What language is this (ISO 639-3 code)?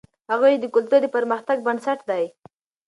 pus